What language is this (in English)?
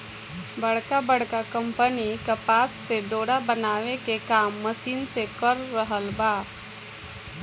Bhojpuri